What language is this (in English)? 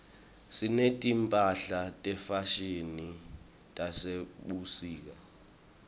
Swati